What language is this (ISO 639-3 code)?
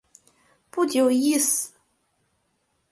zho